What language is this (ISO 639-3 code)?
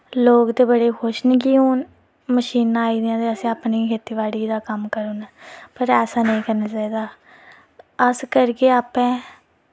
doi